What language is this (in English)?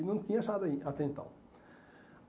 Portuguese